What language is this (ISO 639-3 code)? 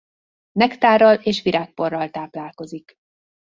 hun